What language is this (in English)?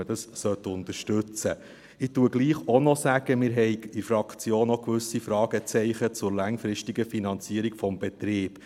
Swiss German